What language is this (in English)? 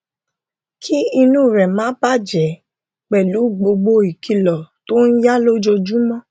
Yoruba